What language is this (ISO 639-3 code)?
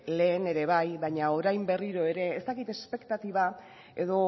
eus